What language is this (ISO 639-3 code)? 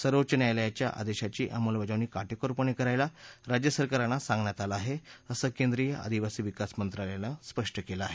mar